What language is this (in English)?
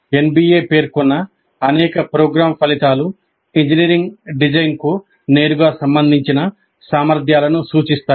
Telugu